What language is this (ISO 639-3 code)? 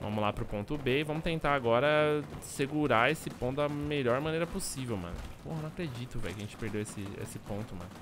por